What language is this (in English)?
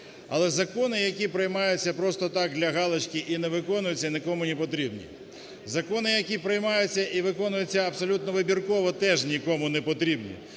Ukrainian